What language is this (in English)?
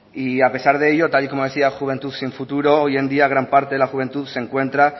Spanish